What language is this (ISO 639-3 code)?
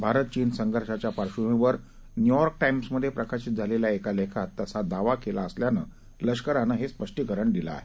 mar